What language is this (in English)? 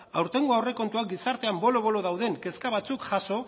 Basque